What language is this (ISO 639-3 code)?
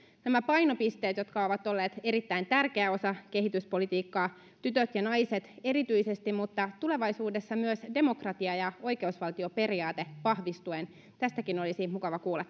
fin